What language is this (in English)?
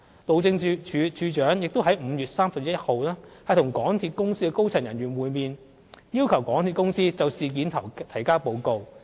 Cantonese